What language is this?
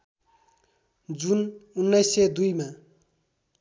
Nepali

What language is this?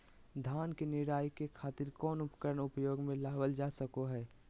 Magahi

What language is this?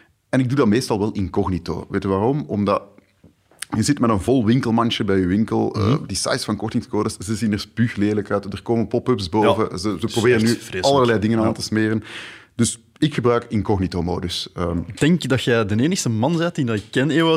Dutch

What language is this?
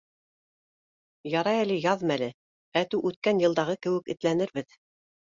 Bashkir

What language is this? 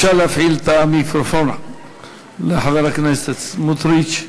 Hebrew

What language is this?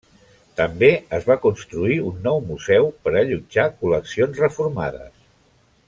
Catalan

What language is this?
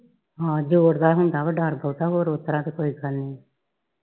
Punjabi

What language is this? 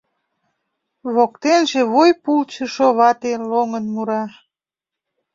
Mari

